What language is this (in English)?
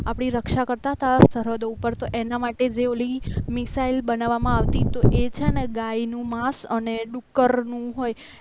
Gujarati